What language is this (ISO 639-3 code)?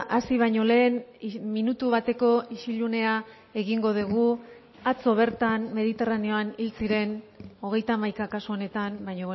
eus